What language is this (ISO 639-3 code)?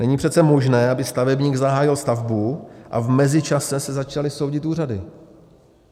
ces